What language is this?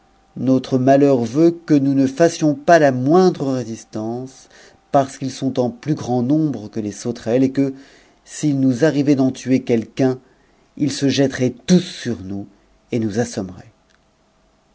French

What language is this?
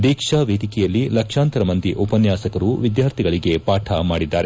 Kannada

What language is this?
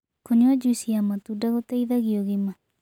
Kikuyu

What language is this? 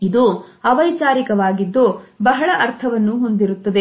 Kannada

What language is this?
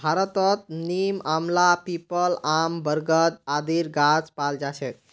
Magahi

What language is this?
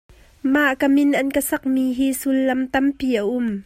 Hakha Chin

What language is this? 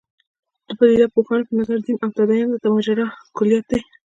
Pashto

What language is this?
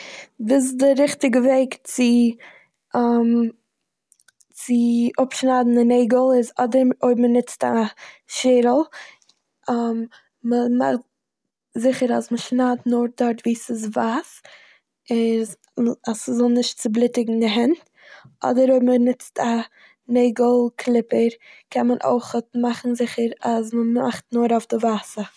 Yiddish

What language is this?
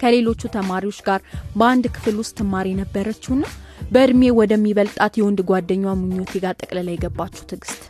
Amharic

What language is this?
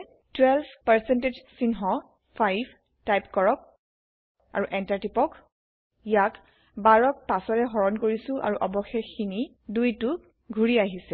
Assamese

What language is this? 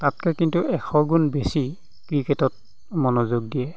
Assamese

